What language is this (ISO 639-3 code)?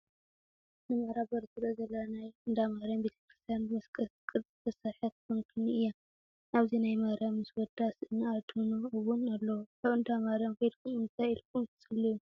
tir